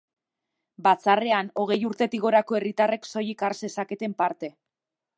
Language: Basque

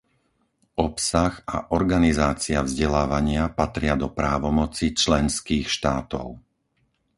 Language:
Slovak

